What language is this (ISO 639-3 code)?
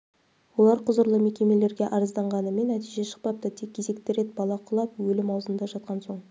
kaz